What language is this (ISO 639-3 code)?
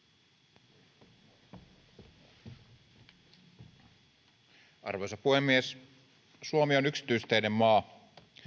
fin